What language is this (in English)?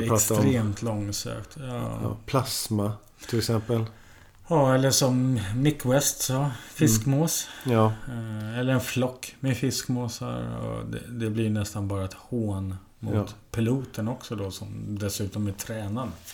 Swedish